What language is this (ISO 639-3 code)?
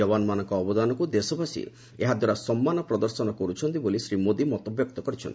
ori